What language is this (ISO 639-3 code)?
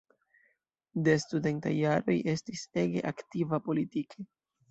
epo